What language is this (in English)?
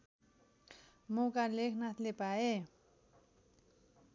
Nepali